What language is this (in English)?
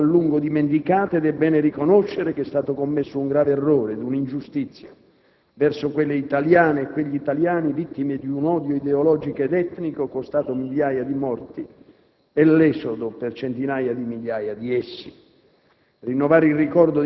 Italian